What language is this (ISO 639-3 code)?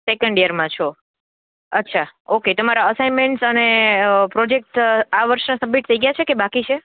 guj